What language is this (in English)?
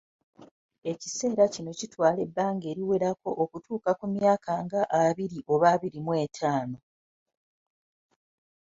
Ganda